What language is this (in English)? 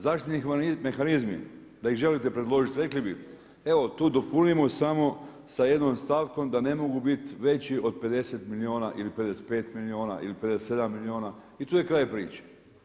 Croatian